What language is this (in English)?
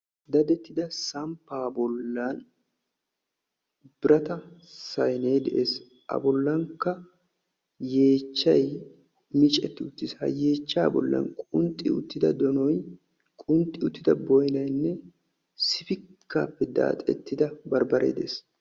Wolaytta